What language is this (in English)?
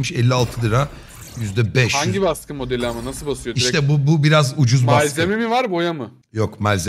Turkish